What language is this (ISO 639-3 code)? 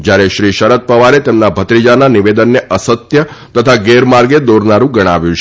guj